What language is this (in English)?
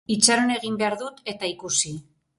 Basque